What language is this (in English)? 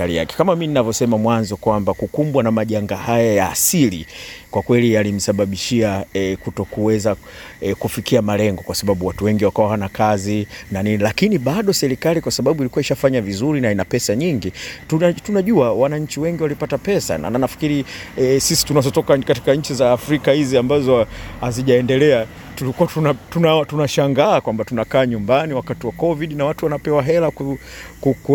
Swahili